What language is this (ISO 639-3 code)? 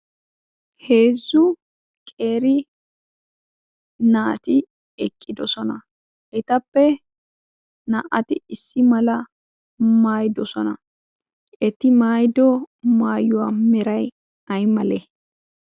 wal